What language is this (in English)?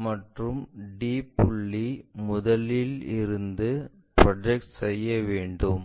Tamil